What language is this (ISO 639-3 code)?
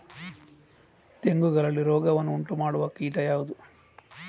kan